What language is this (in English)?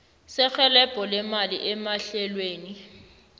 South Ndebele